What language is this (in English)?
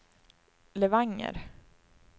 Swedish